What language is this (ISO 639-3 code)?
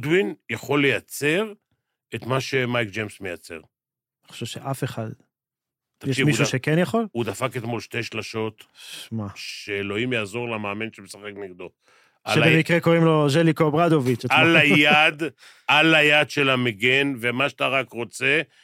heb